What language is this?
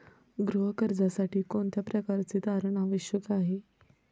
Marathi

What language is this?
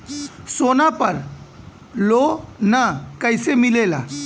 Bhojpuri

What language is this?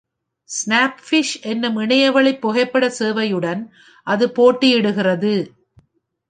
Tamil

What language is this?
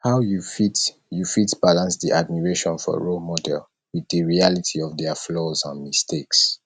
Nigerian Pidgin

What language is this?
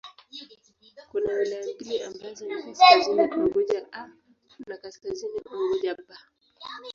Swahili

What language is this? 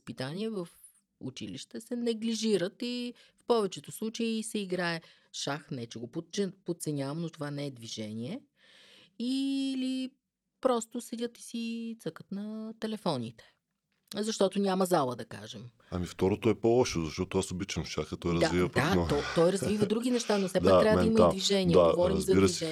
Bulgarian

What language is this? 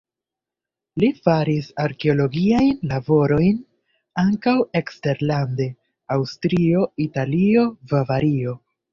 Esperanto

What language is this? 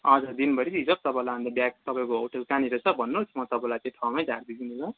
Nepali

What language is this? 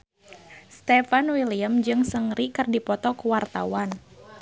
Sundanese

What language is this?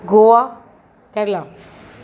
Sindhi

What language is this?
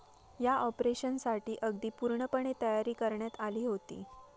Marathi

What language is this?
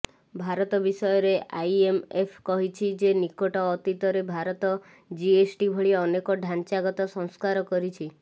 Odia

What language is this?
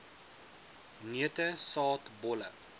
Afrikaans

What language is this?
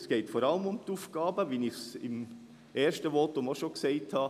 Swiss German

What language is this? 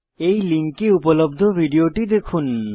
Bangla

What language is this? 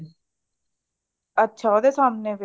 Punjabi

